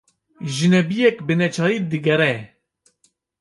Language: Kurdish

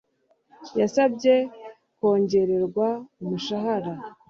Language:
Kinyarwanda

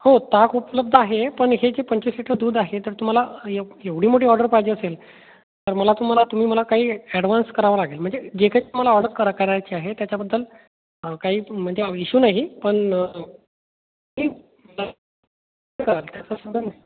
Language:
Marathi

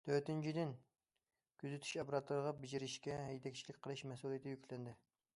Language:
Uyghur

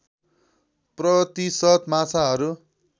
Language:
Nepali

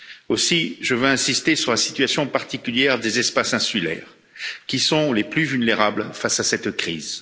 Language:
French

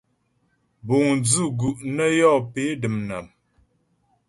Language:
Ghomala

